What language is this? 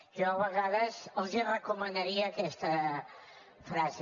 Catalan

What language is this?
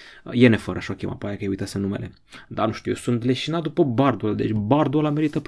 Romanian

